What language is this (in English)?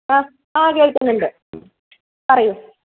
Malayalam